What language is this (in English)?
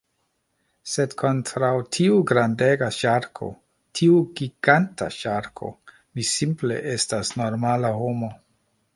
Esperanto